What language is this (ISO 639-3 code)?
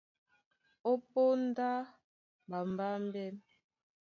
dua